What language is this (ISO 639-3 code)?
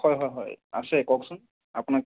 asm